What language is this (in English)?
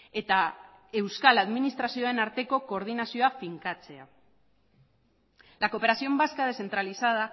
Basque